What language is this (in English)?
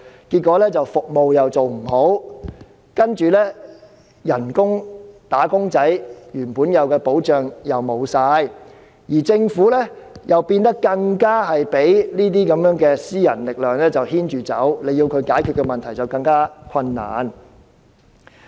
Cantonese